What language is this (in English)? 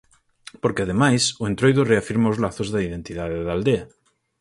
Galician